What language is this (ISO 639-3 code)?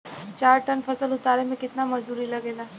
bho